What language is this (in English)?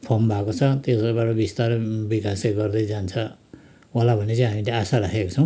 Nepali